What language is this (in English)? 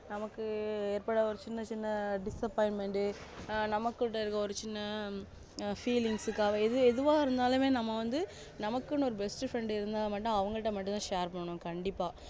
Tamil